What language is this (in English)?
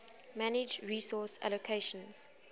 English